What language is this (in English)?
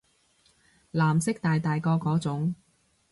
Cantonese